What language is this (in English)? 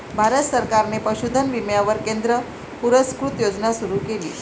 Marathi